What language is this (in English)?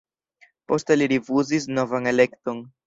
Esperanto